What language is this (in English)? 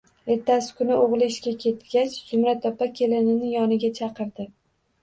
Uzbek